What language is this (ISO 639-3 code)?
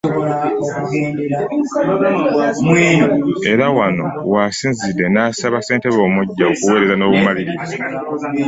lug